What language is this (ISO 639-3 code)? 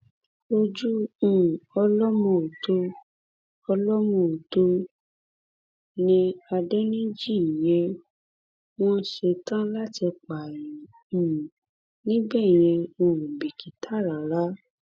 yor